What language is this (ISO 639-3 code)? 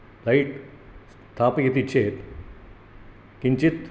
san